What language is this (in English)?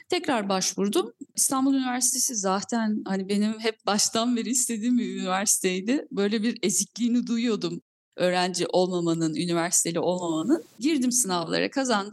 Turkish